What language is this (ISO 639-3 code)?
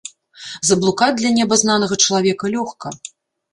bel